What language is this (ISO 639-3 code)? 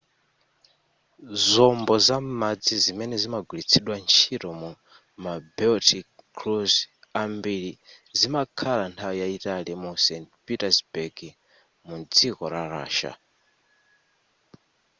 nya